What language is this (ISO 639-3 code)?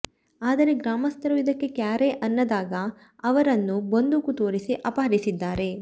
kan